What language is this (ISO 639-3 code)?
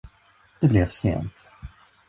swe